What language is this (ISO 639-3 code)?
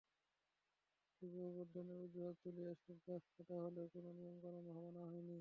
ben